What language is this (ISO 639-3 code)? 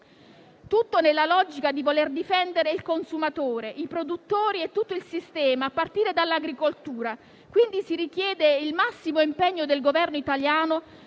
ita